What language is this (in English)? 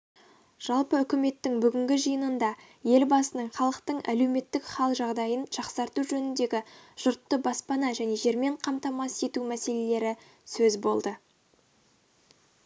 Kazakh